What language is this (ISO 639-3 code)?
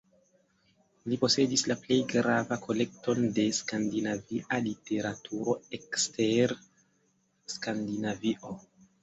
epo